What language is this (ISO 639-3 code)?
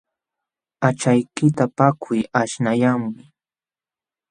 qxw